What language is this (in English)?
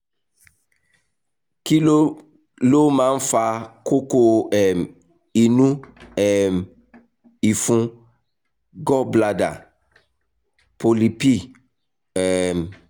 Yoruba